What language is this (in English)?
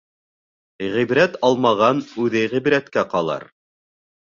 Bashkir